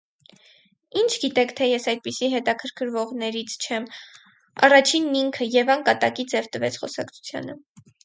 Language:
Armenian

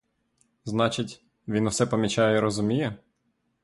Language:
Ukrainian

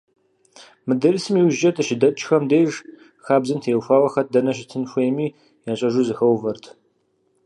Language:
Kabardian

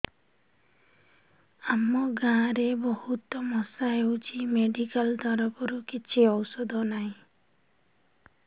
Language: Odia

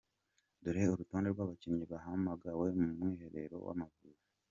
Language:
Kinyarwanda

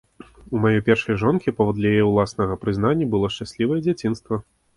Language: Belarusian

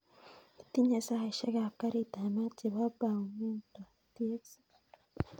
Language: Kalenjin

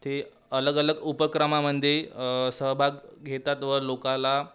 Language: Marathi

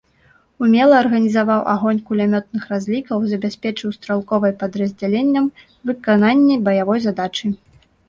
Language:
Belarusian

